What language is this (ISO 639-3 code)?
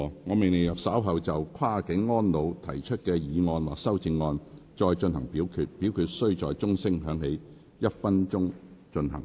yue